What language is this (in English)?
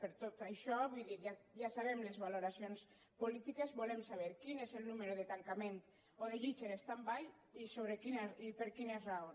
Catalan